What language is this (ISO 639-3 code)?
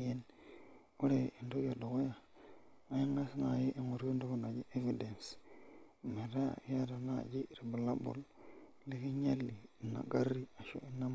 mas